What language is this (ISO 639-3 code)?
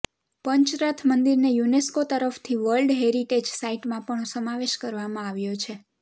guj